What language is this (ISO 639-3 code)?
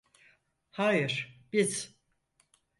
tur